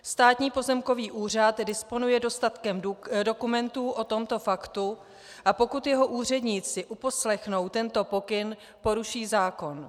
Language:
Czech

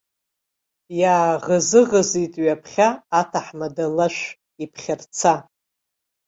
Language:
Abkhazian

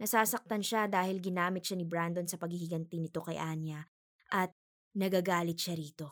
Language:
Filipino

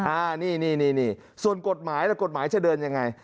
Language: Thai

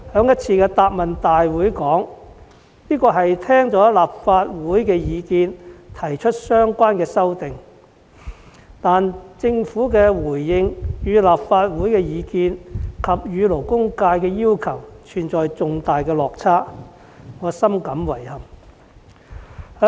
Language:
Cantonese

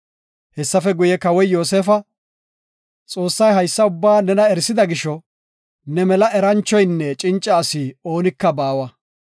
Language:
Gofa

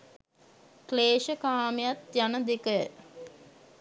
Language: Sinhala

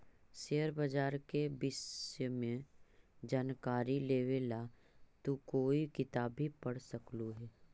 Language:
Magahi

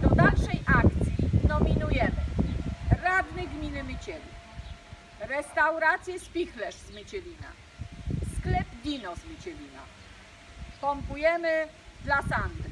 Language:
Polish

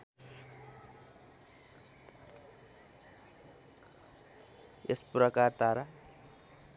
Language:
Nepali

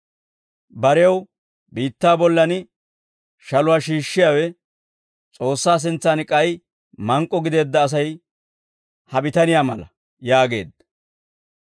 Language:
Dawro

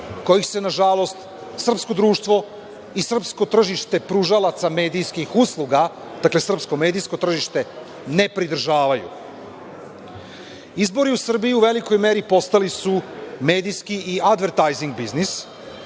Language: Serbian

